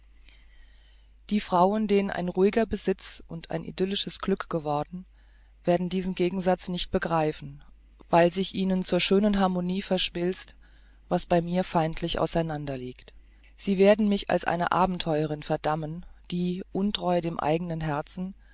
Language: German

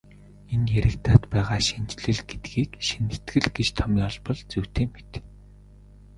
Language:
Mongolian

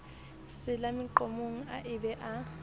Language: Southern Sotho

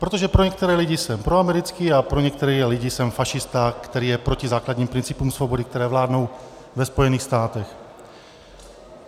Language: Czech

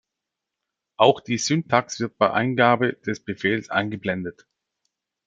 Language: German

